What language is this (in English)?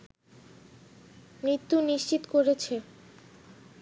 Bangla